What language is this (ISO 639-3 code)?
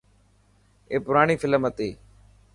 mki